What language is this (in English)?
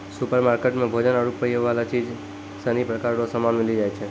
Maithili